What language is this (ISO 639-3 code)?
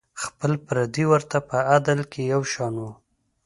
pus